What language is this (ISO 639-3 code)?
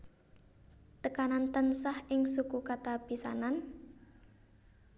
jav